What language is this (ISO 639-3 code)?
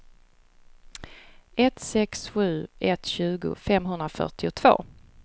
swe